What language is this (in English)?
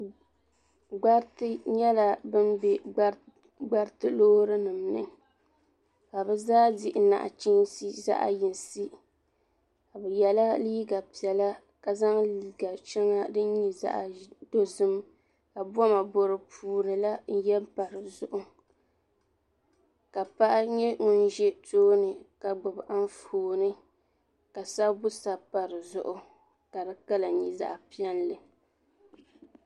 Dagbani